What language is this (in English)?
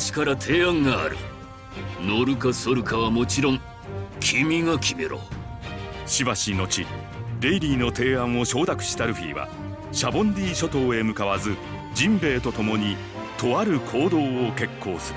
Japanese